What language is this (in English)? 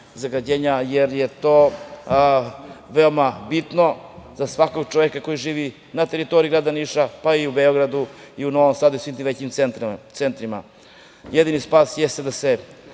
Serbian